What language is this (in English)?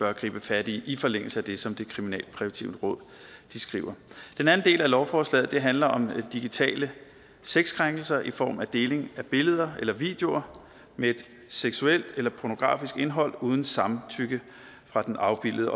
Danish